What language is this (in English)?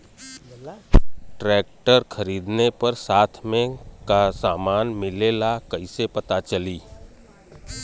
Bhojpuri